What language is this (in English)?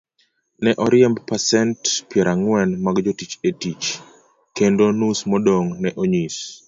Luo (Kenya and Tanzania)